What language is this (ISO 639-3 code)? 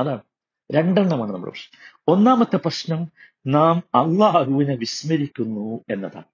mal